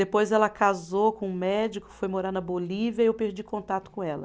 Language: Portuguese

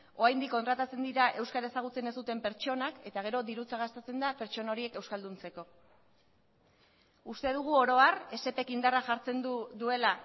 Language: Basque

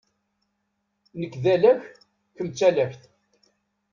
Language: Kabyle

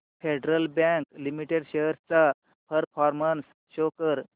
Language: Marathi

